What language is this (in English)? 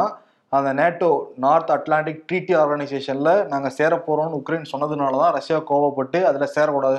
Tamil